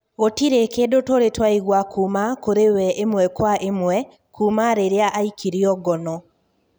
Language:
Kikuyu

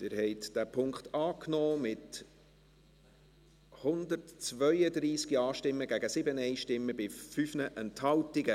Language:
Swiss German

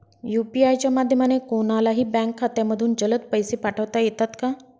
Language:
Marathi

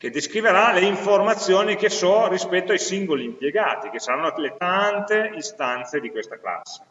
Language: Italian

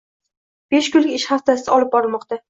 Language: Uzbek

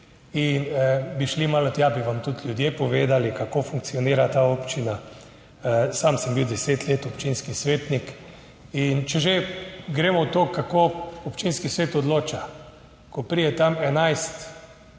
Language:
Slovenian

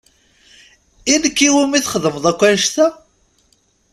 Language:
Kabyle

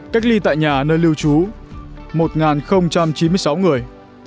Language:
Vietnamese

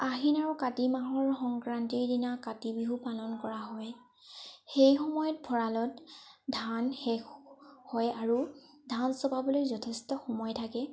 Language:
Assamese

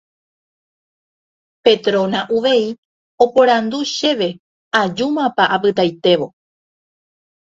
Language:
Guarani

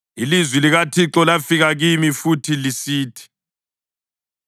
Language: North Ndebele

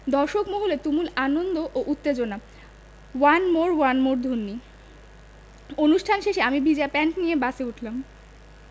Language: Bangla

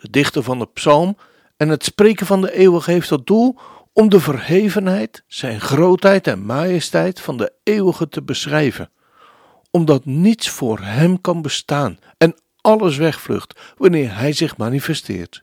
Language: Dutch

